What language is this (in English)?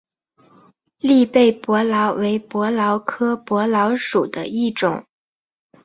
Chinese